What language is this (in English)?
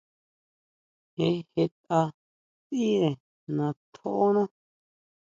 Huautla Mazatec